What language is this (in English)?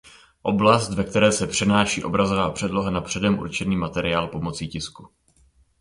Czech